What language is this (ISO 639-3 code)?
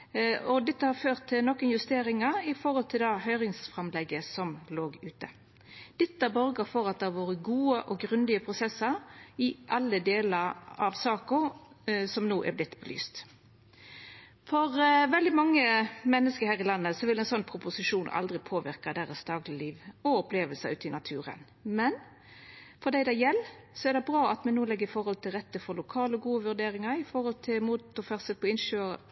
nno